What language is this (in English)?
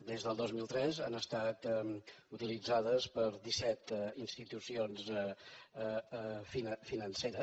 Catalan